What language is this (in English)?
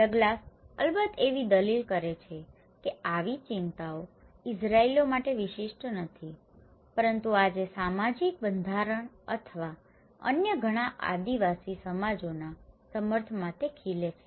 Gujarati